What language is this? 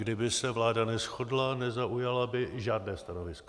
Czech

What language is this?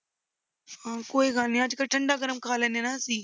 Punjabi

